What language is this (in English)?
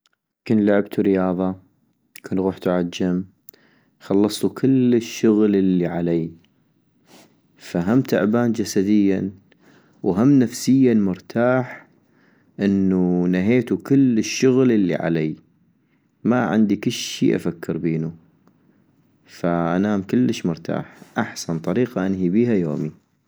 North Mesopotamian Arabic